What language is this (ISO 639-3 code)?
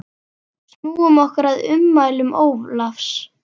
isl